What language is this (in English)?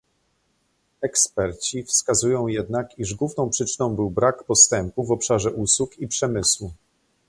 Polish